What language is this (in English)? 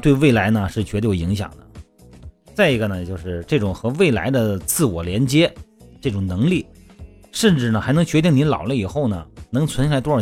Chinese